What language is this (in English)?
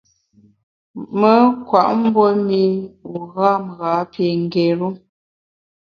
Bamun